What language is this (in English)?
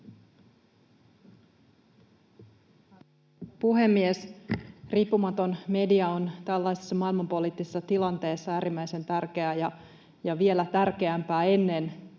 Finnish